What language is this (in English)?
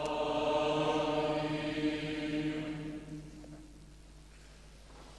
Romanian